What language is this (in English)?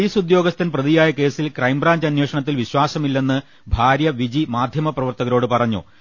Malayalam